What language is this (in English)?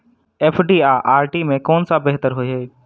Maithili